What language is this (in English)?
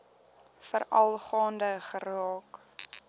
Afrikaans